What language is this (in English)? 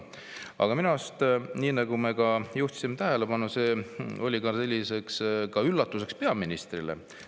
Estonian